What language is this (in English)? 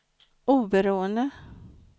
Swedish